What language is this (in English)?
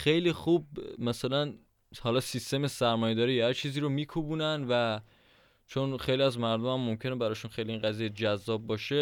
Persian